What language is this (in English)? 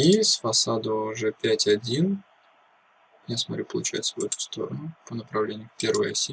Russian